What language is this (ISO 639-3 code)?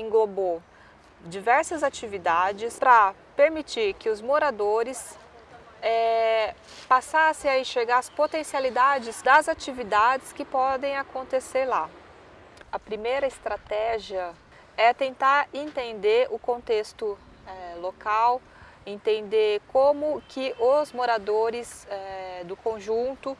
por